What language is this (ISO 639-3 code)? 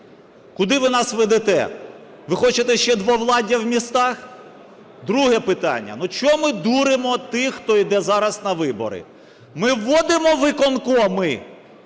ukr